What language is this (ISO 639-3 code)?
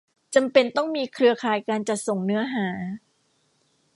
tha